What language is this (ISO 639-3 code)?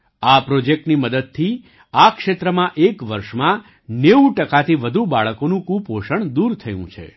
guj